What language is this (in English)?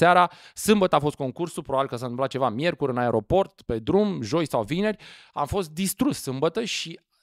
Romanian